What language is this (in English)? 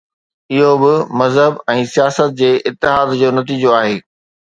Sindhi